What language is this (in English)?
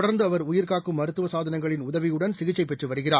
Tamil